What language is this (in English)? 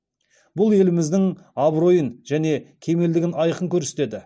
Kazakh